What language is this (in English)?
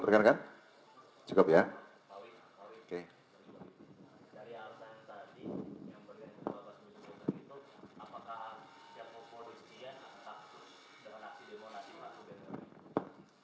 Indonesian